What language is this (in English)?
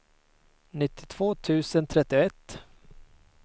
Swedish